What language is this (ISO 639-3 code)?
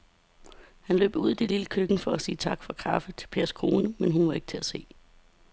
dan